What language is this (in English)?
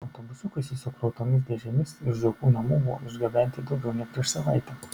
Lithuanian